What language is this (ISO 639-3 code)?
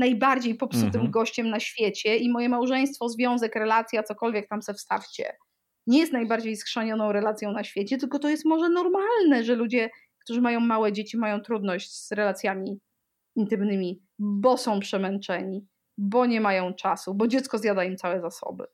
pol